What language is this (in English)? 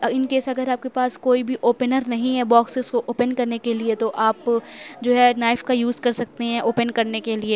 Urdu